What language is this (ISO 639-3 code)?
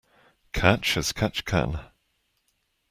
eng